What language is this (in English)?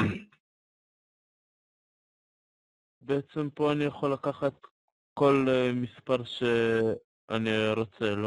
Hebrew